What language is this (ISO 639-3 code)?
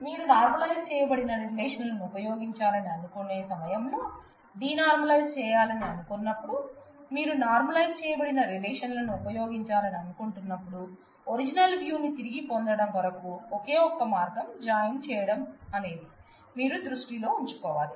tel